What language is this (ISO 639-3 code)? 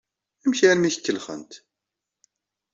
kab